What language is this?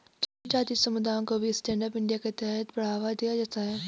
Hindi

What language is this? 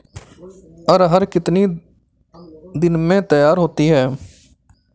Hindi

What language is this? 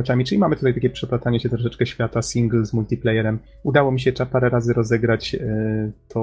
Polish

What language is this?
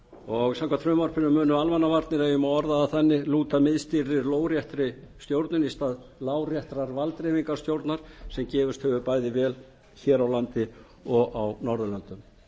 Icelandic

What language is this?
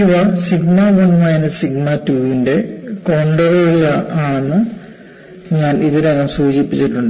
Malayalam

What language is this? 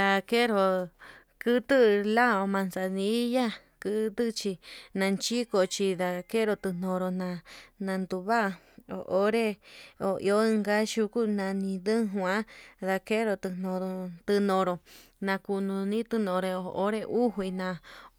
Yutanduchi Mixtec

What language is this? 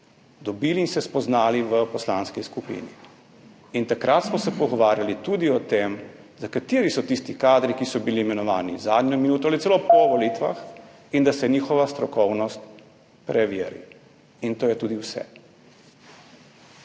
Slovenian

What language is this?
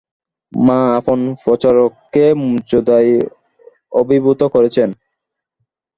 Bangla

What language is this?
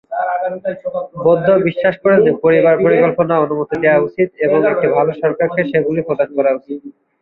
Bangla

